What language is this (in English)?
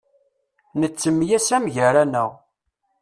Kabyle